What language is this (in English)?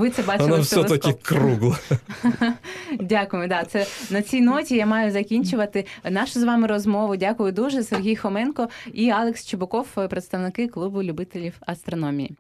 Ukrainian